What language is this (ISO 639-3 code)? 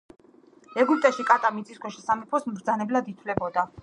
kat